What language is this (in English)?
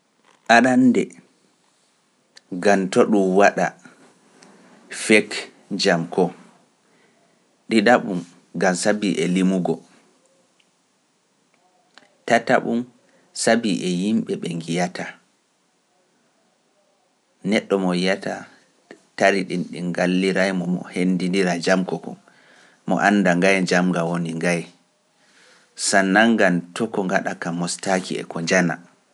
Pular